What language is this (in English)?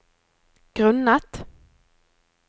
Norwegian